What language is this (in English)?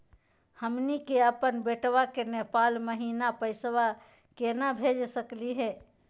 Magahi